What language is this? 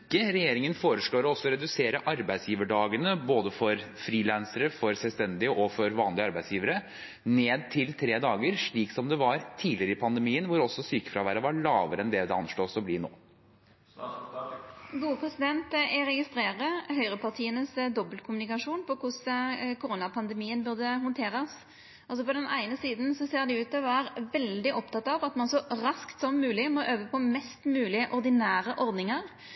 Norwegian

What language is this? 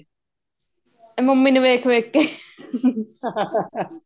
Punjabi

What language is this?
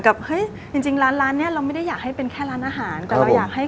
Thai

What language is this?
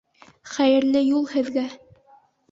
Bashkir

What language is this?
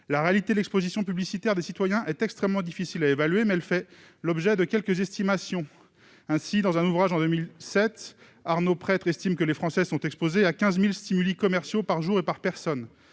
French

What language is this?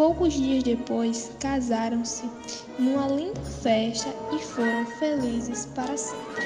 Portuguese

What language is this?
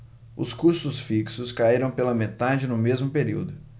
Portuguese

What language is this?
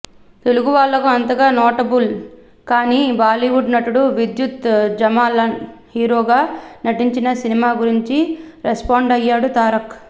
Telugu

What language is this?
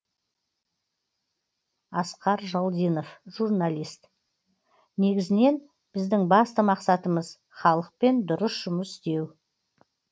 Kazakh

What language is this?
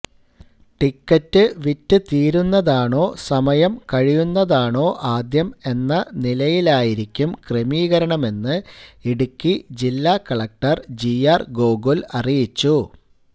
Malayalam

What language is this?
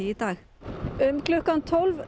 Icelandic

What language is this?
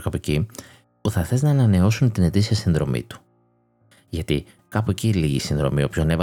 Greek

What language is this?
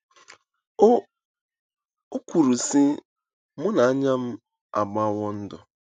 Igbo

